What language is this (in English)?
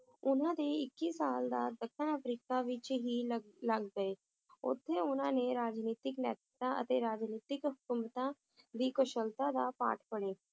Punjabi